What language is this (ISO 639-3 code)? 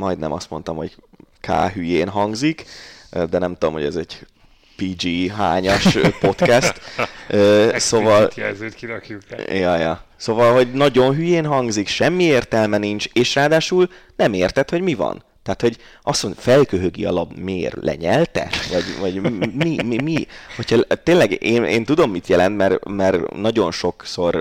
hun